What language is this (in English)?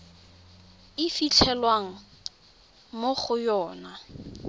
Tswana